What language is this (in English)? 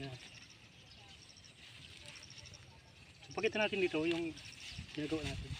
Filipino